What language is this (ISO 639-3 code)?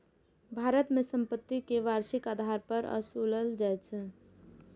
mai